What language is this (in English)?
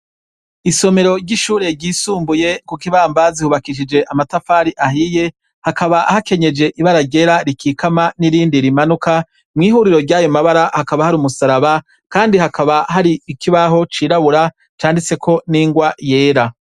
Rundi